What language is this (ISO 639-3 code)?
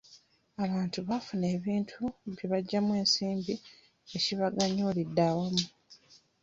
lug